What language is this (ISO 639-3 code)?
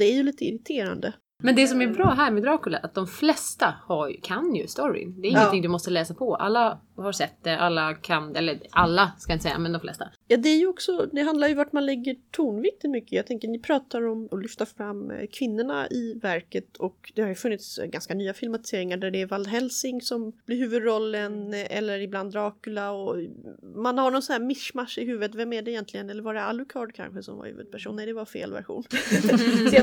swe